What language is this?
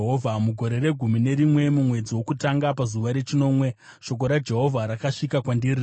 Shona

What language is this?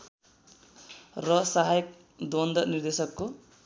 Nepali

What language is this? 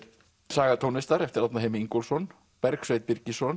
Icelandic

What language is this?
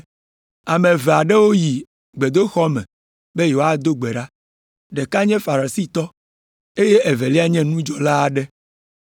Ewe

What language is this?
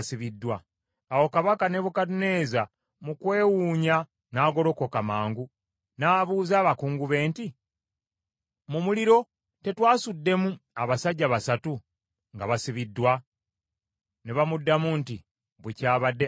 Ganda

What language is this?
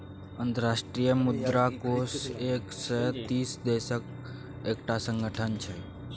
Maithili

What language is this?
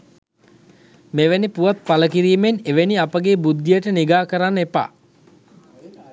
Sinhala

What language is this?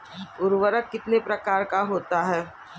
Hindi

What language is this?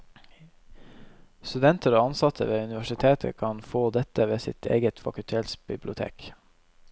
Norwegian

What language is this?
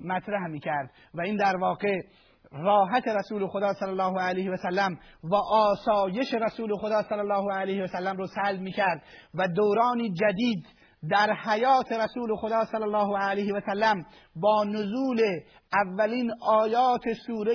Persian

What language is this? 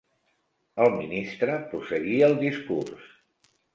Catalan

